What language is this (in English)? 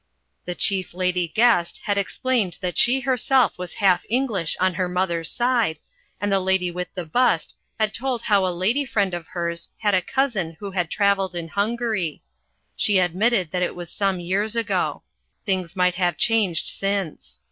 English